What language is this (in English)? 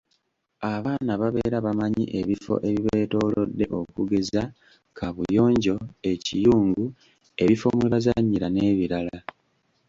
Ganda